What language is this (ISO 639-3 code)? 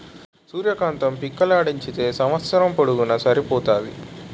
tel